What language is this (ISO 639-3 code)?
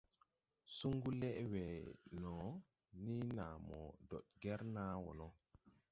tui